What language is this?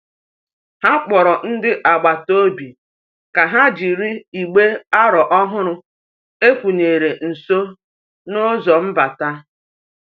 Igbo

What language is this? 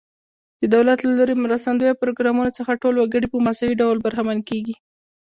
Pashto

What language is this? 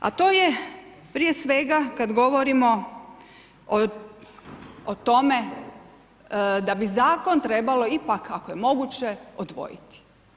Croatian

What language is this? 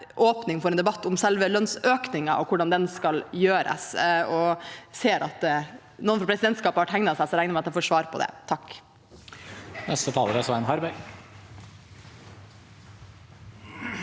Norwegian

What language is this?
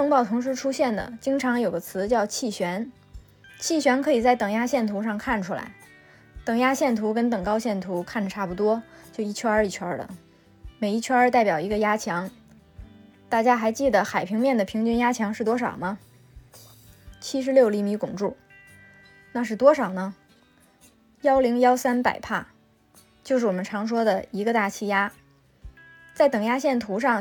Chinese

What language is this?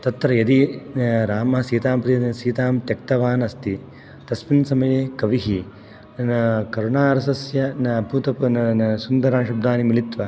Sanskrit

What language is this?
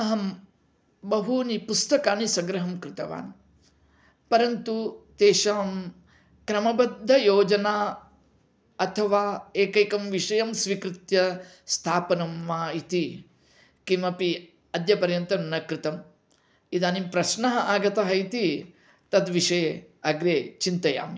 Sanskrit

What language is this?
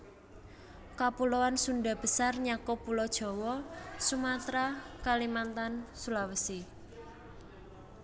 Javanese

